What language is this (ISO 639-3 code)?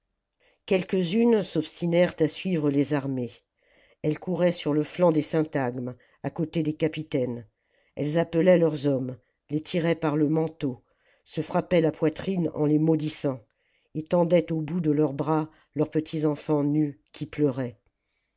fra